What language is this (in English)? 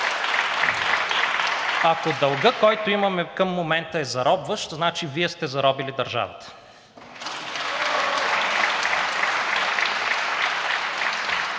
Bulgarian